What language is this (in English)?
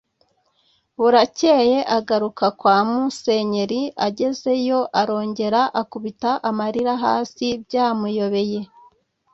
Kinyarwanda